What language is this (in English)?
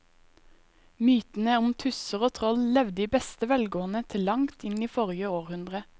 Norwegian